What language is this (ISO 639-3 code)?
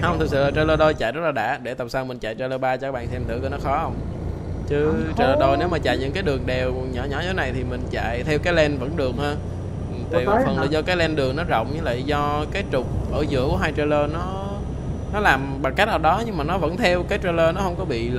vie